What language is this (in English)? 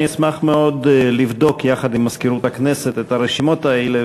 Hebrew